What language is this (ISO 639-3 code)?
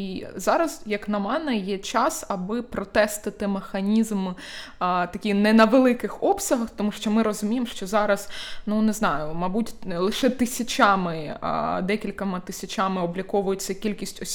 ukr